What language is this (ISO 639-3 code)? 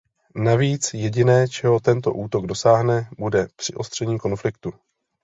ces